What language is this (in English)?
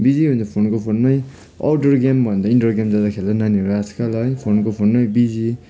Nepali